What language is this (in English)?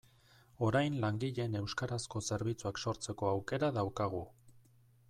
Basque